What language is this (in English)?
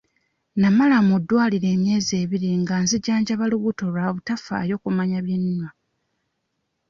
Ganda